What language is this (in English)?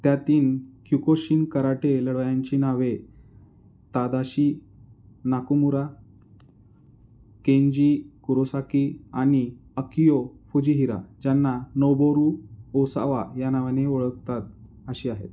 Marathi